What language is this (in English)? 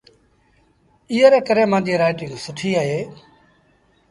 Sindhi Bhil